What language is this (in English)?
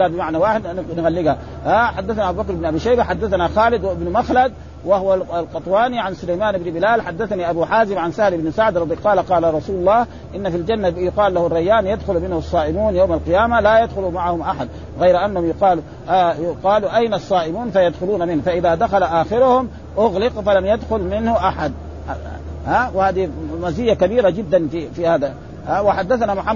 Arabic